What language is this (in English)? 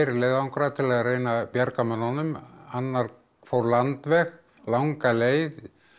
Icelandic